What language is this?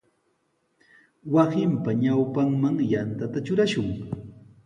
Sihuas Ancash Quechua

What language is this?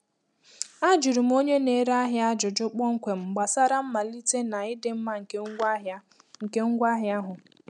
Igbo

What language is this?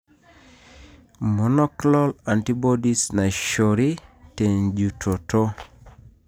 Masai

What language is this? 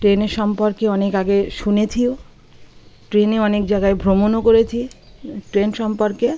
Bangla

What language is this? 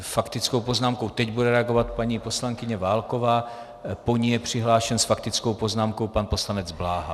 Czech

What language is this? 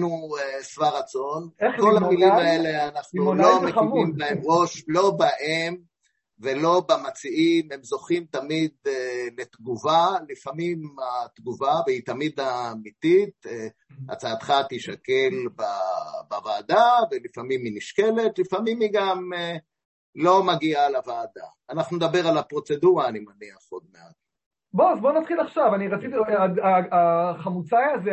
Hebrew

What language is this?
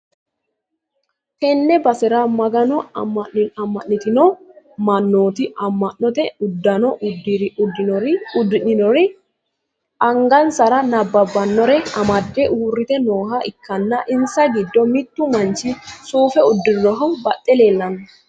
Sidamo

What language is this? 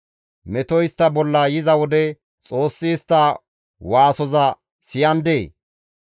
Gamo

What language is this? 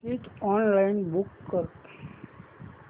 Marathi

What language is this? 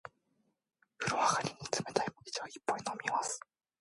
Japanese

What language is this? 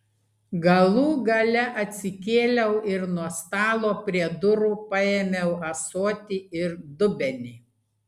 Lithuanian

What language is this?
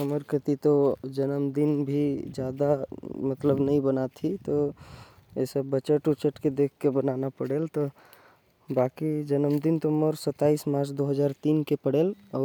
Korwa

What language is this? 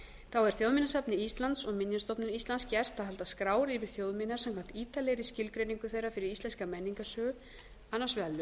Icelandic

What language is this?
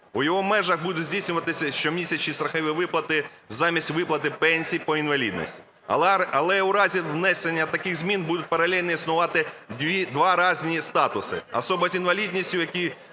Ukrainian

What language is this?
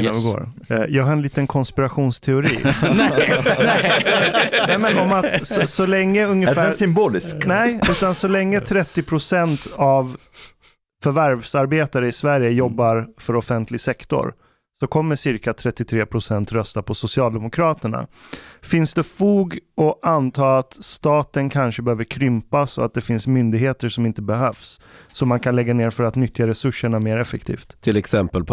Swedish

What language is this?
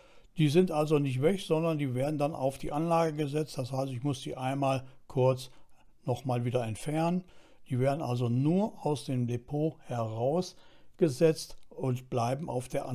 German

